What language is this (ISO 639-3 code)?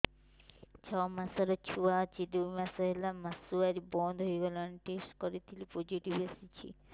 ori